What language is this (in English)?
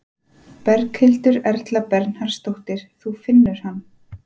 Icelandic